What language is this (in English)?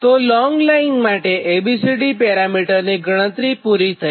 Gujarati